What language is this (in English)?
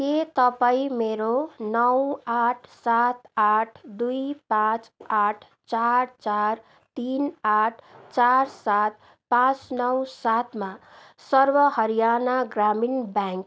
Nepali